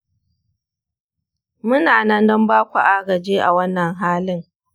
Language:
Hausa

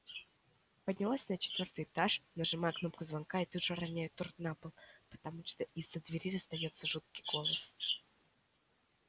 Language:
Russian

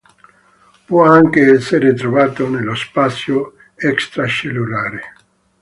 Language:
Italian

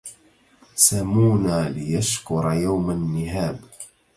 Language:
Arabic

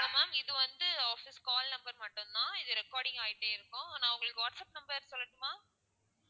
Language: Tamil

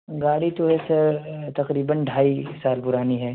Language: Urdu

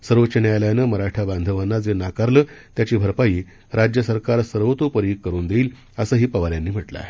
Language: Marathi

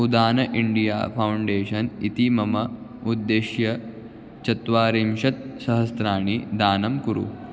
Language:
Sanskrit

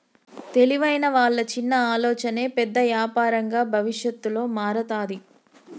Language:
Telugu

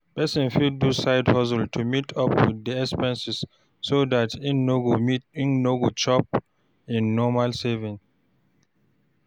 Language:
Nigerian Pidgin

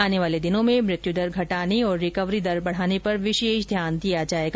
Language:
Hindi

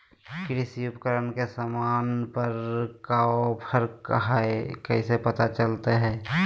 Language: Magahi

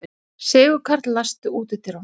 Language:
Icelandic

